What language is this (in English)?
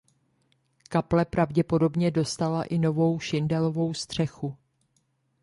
Czech